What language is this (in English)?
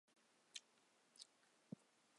Chinese